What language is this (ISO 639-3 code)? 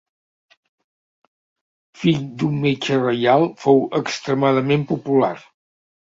cat